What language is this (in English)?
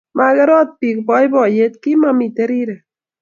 Kalenjin